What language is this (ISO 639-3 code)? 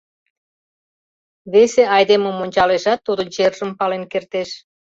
chm